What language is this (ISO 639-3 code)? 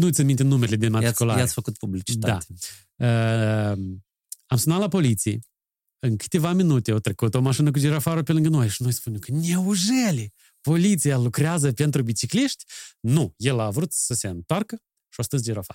ron